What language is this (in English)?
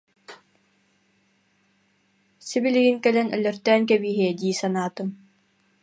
Yakut